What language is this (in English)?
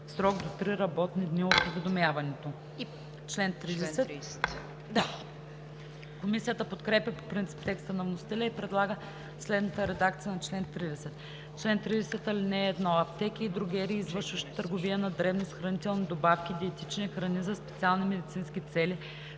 Bulgarian